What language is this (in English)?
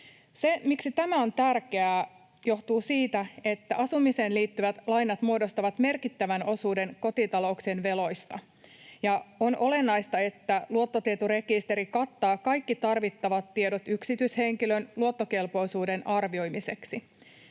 Finnish